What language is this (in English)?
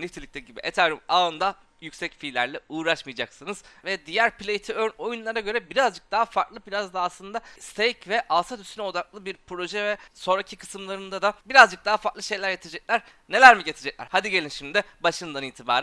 Turkish